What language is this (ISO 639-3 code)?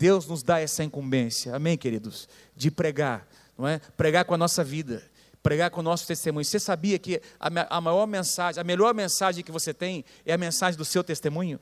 por